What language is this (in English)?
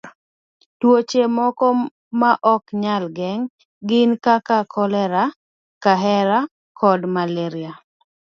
Luo (Kenya and Tanzania)